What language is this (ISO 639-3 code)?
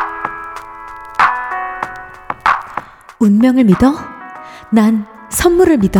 kor